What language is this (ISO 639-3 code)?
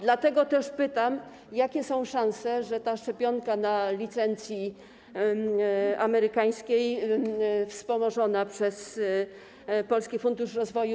pol